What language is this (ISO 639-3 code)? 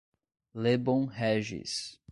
por